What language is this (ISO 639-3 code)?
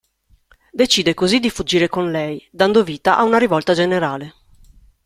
ita